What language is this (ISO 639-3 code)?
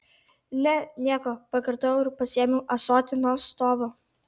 lit